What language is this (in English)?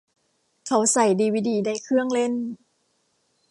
Thai